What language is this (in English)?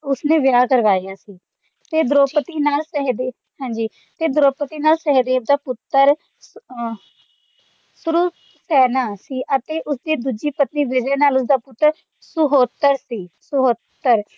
Punjabi